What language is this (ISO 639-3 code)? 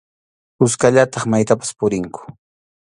qxu